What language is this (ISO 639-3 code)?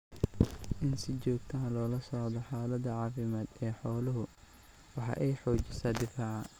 som